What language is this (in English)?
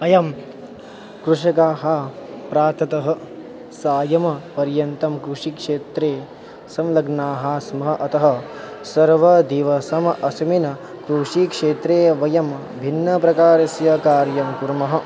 Sanskrit